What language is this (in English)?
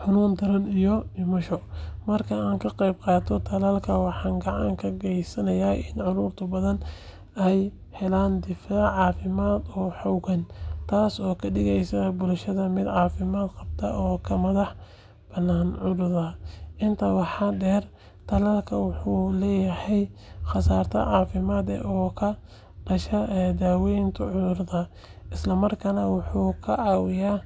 Somali